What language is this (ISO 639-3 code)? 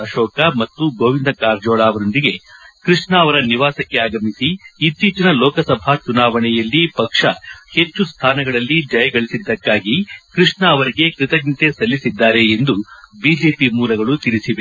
kan